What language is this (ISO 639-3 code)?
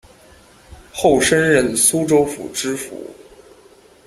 zho